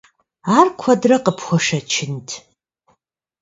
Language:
Kabardian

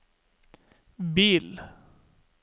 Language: Norwegian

